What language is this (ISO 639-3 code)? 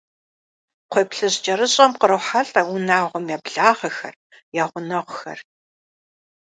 kbd